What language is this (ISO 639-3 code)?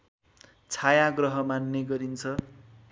nep